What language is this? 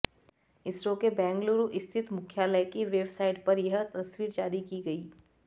Hindi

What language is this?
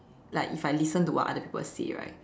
English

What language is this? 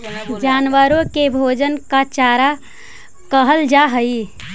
Magahi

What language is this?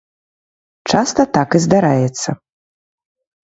Belarusian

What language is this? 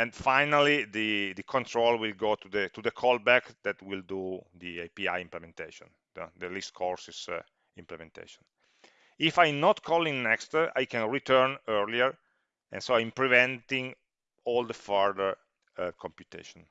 English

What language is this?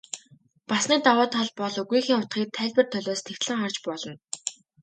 Mongolian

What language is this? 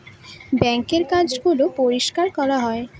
Bangla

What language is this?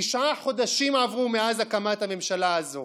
Hebrew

